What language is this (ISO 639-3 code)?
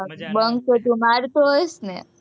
guj